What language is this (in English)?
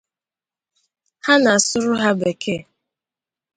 Igbo